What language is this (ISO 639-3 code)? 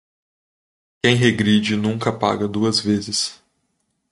por